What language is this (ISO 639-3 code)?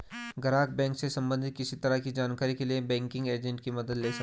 hin